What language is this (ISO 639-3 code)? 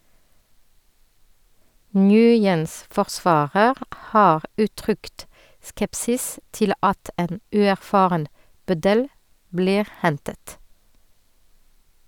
nor